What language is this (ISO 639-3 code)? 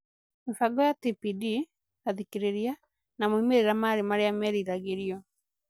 kik